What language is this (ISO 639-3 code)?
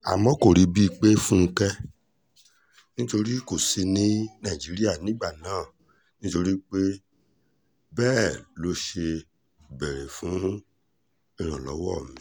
yor